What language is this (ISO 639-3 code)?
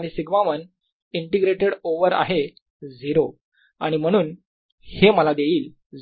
mar